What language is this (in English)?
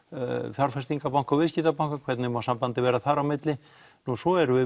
Icelandic